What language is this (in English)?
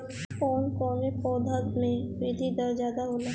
Bhojpuri